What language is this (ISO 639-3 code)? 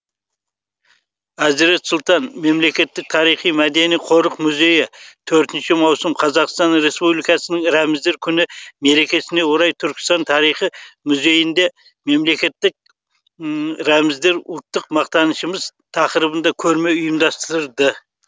kaz